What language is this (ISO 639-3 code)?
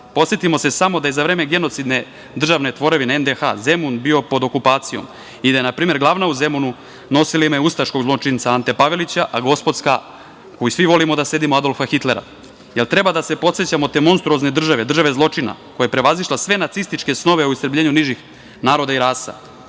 srp